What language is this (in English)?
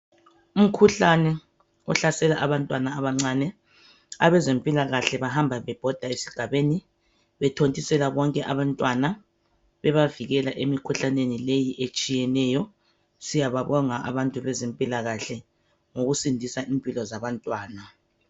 North Ndebele